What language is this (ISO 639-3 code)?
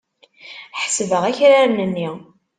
kab